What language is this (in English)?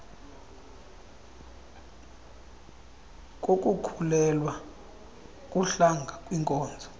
Xhosa